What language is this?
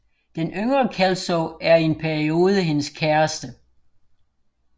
Danish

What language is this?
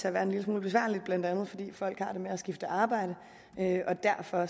Danish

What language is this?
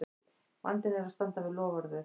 Icelandic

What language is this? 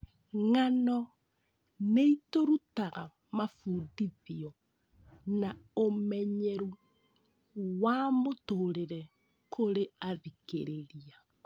Kikuyu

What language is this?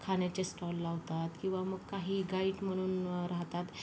Marathi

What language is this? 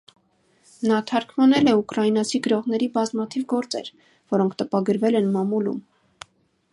Armenian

